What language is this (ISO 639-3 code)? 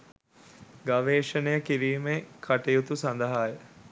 sin